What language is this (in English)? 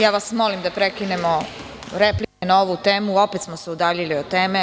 Serbian